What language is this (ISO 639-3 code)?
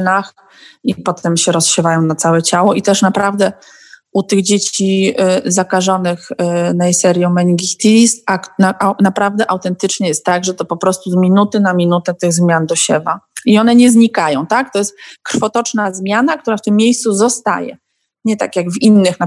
pol